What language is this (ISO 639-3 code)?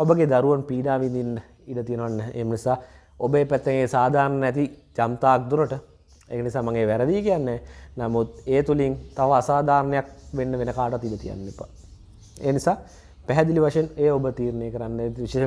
ind